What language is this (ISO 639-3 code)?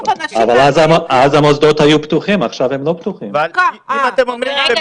heb